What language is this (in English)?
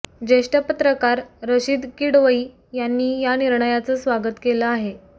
Marathi